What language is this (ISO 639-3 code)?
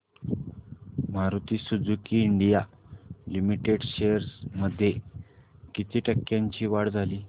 mar